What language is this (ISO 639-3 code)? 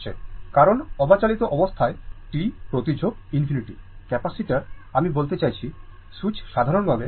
ben